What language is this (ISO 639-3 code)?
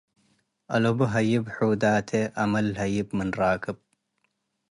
tig